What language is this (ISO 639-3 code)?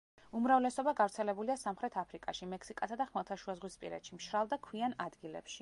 kat